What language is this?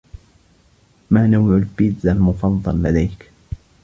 Arabic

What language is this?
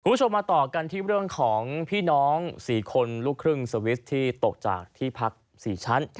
Thai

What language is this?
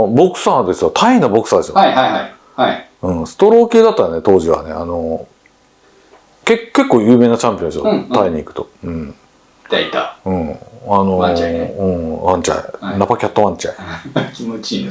Japanese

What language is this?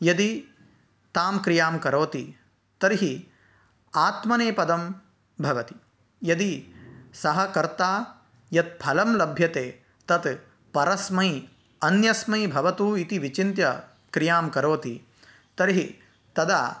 Sanskrit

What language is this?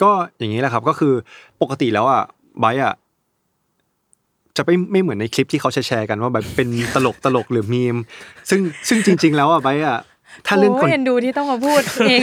Thai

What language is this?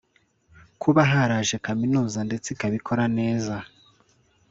Kinyarwanda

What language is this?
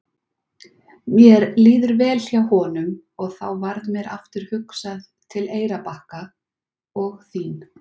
Icelandic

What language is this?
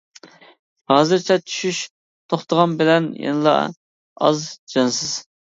Uyghur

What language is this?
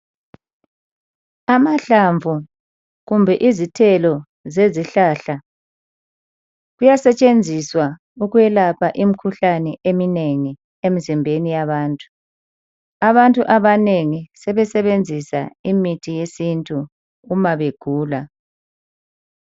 North Ndebele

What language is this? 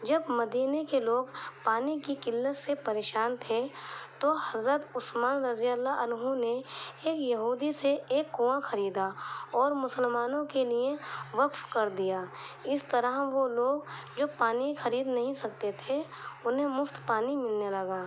Urdu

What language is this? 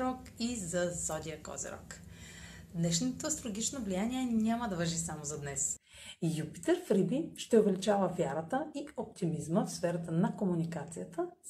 Bulgarian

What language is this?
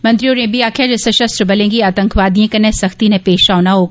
Dogri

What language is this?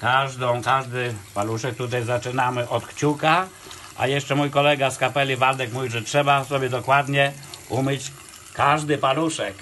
Polish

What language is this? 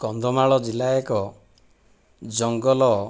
Odia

